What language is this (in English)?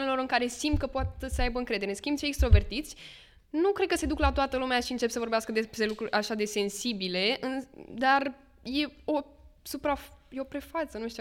Romanian